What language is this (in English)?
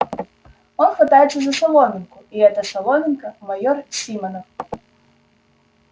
Russian